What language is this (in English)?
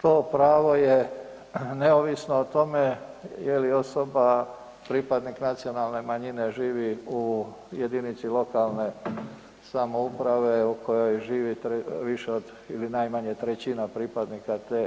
Croatian